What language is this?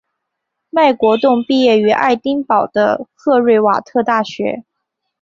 Chinese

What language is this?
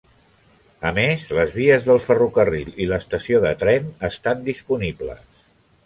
Catalan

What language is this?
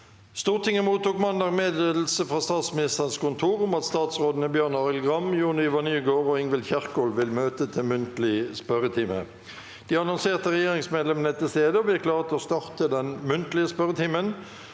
Norwegian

